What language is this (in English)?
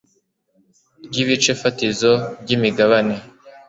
Kinyarwanda